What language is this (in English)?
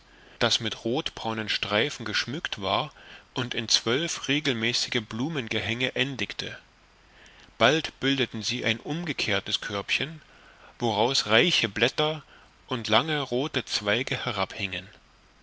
German